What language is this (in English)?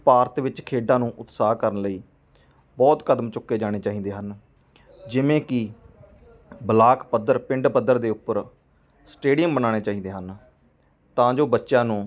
Punjabi